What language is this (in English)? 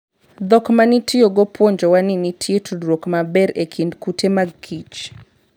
Luo (Kenya and Tanzania)